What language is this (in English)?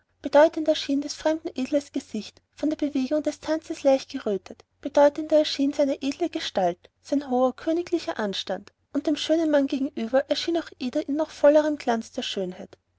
German